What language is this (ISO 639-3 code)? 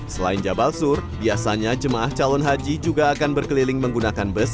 ind